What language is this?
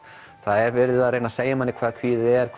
Icelandic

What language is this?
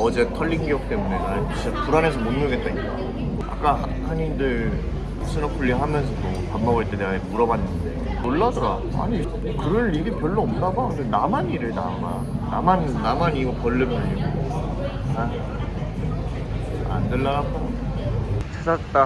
Korean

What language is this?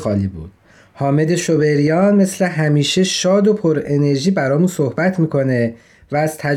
Persian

